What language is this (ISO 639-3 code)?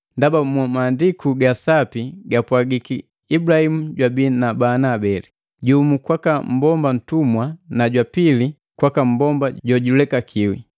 mgv